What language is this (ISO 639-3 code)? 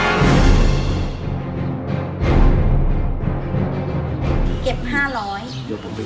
tha